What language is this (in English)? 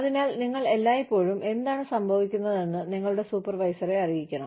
Malayalam